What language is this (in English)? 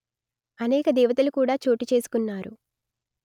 Telugu